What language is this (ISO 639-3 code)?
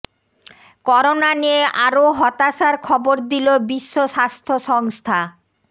ben